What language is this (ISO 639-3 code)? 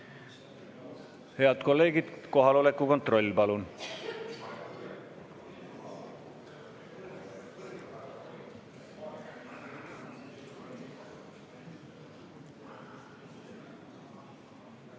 est